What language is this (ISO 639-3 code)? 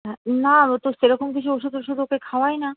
ben